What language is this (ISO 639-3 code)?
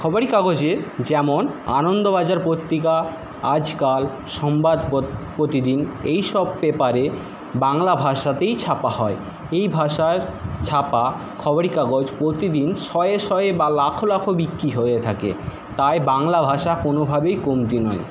ben